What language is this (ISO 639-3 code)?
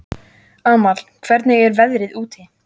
isl